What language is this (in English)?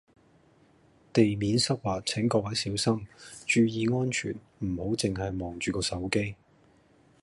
Cantonese